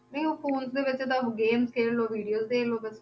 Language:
Punjabi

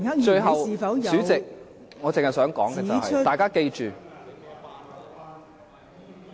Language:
Cantonese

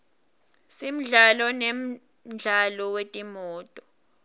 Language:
Swati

